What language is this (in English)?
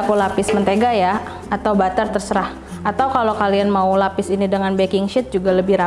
Indonesian